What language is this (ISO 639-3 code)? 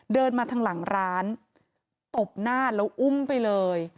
tha